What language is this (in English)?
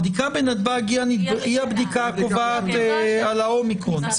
Hebrew